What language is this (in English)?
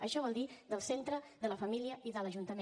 Catalan